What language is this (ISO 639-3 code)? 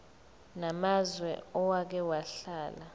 zul